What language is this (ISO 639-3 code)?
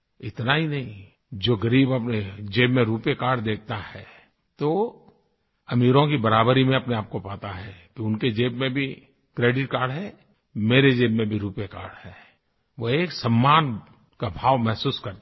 hin